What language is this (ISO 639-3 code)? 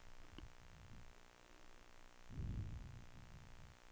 dan